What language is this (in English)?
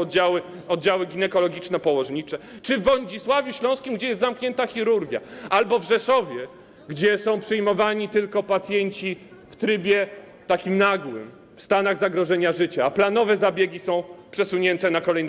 Polish